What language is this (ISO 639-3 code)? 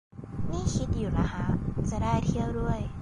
tha